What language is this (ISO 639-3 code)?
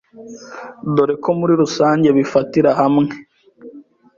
kin